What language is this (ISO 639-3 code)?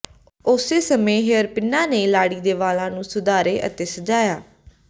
pan